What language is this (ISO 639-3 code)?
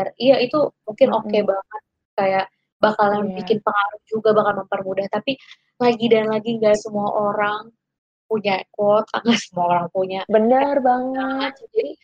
ind